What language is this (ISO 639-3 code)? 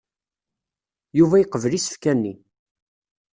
kab